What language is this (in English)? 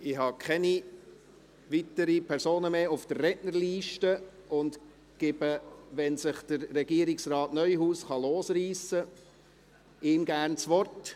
Swiss German